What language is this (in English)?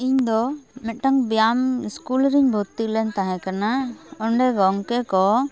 Santali